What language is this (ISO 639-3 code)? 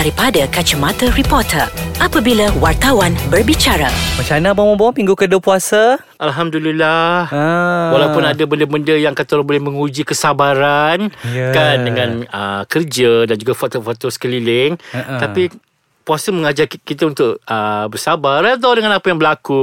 msa